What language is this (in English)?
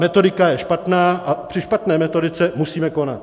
Czech